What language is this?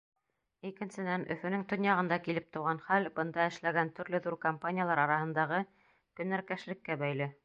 Bashkir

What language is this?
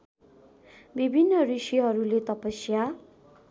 Nepali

